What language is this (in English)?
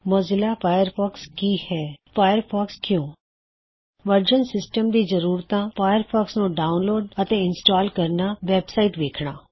Punjabi